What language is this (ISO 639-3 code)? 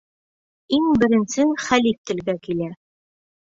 bak